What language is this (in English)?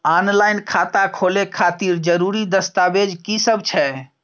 Maithili